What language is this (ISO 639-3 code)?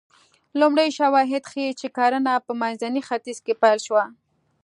pus